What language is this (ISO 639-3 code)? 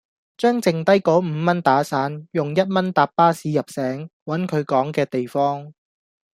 yue